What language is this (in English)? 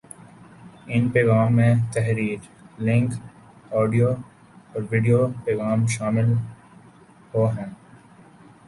Urdu